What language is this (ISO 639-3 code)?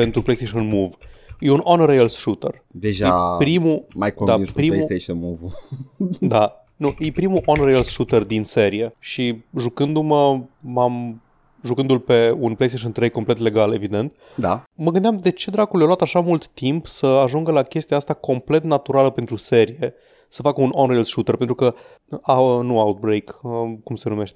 ron